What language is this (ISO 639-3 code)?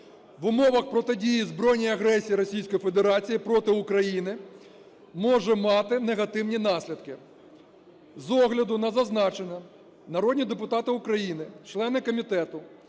ukr